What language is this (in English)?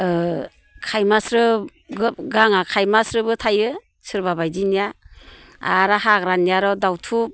Bodo